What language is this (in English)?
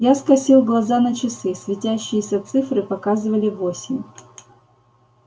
Russian